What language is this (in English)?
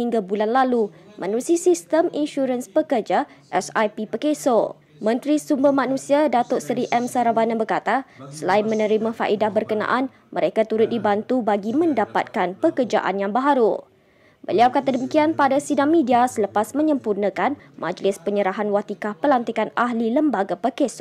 Malay